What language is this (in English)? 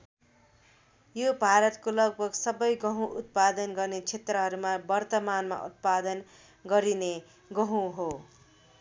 Nepali